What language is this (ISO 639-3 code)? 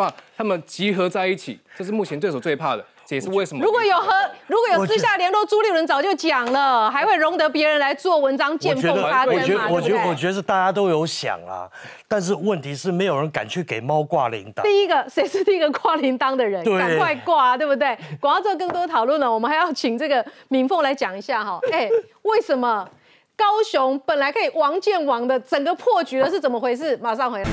zho